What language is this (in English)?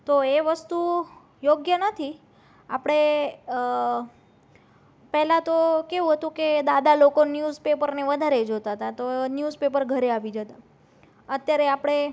Gujarati